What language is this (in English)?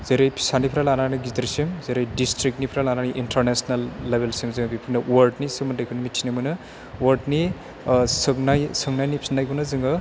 Bodo